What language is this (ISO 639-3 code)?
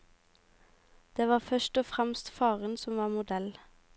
nor